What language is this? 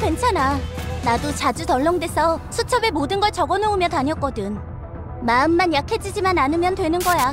Korean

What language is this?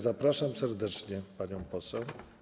Polish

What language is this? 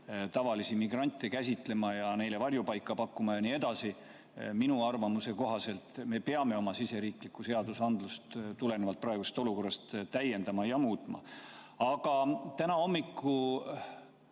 Estonian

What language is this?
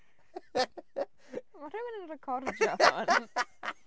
Welsh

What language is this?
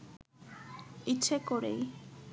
Bangla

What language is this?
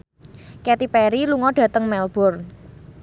Javanese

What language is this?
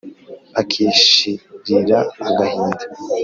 Kinyarwanda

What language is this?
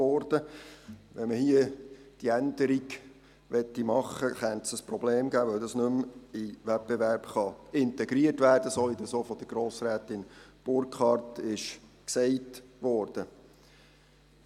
Swiss German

